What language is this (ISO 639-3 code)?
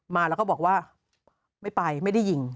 tha